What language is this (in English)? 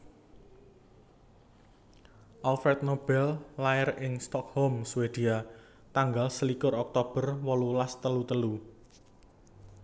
Javanese